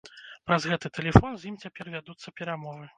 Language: Belarusian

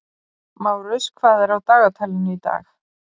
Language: Icelandic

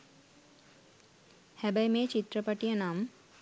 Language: Sinhala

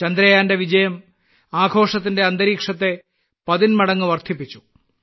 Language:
Malayalam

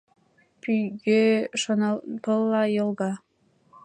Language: Mari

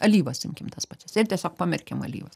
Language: Lithuanian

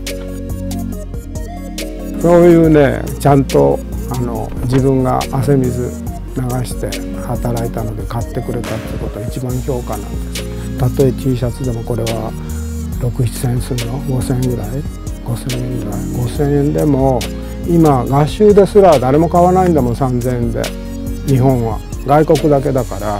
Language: Japanese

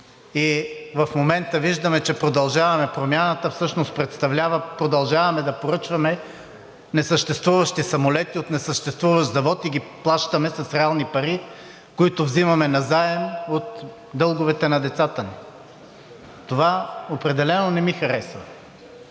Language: Bulgarian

